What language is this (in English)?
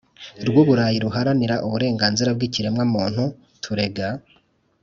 Kinyarwanda